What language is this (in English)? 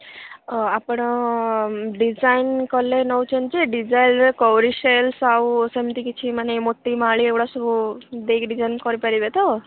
Odia